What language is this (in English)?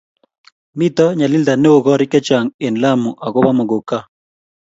Kalenjin